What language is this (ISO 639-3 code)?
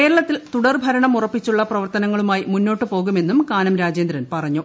mal